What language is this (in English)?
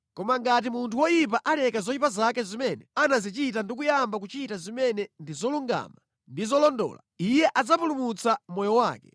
Nyanja